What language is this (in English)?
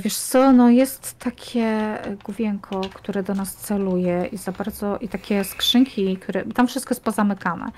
Polish